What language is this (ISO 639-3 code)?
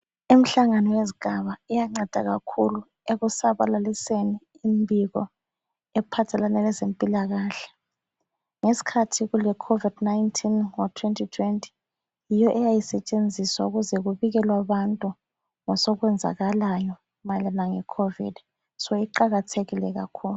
nde